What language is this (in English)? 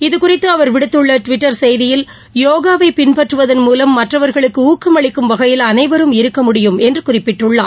Tamil